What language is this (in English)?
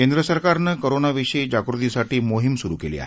Marathi